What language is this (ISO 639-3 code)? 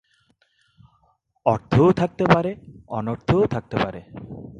ben